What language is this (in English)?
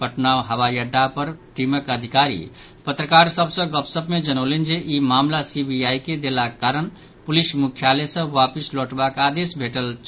Maithili